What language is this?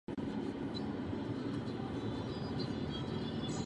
Czech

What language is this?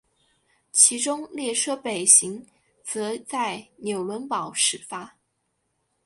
Chinese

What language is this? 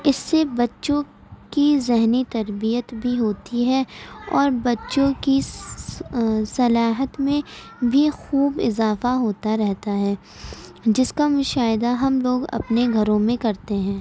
Urdu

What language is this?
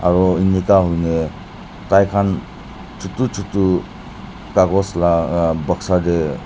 Naga Pidgin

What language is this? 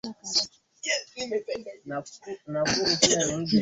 Swahili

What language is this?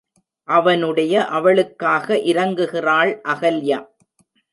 Tamil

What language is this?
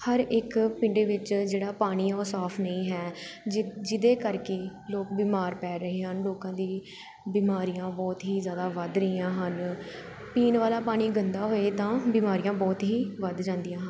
Punjabi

